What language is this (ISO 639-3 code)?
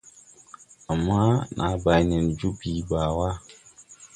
tui